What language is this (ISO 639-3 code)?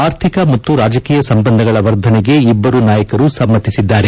kan